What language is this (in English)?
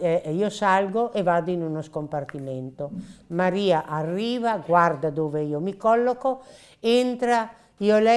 Italian